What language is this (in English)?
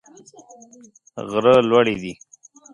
Pashto